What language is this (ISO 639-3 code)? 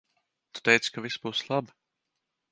lav